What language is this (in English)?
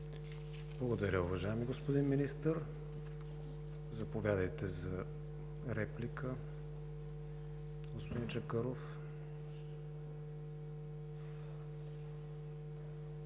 Bulgarian